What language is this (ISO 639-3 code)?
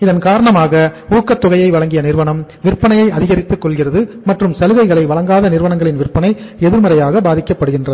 tam